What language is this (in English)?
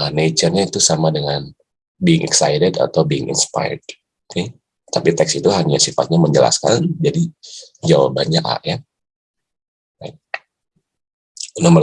Indonesian